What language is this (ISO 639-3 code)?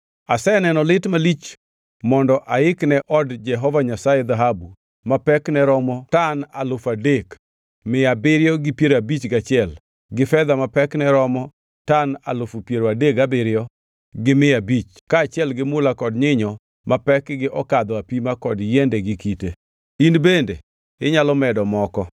luo